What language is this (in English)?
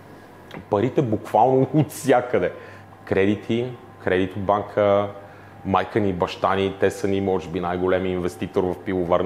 Bulgarian